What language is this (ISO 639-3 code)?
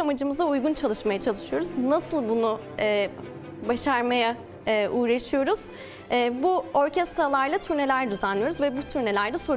tur